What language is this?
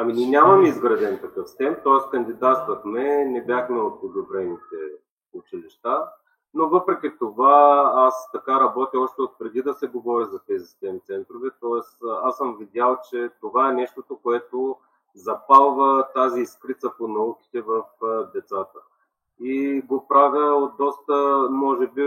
Bulgarian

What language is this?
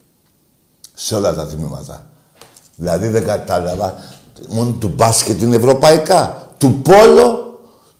Greek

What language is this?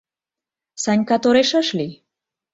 Mari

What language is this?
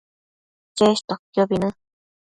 Matsés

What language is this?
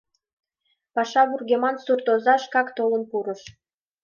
Mari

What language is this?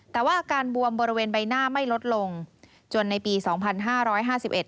Thai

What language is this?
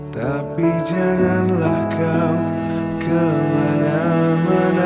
Indonesian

